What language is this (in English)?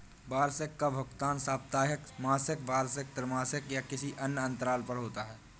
Hindi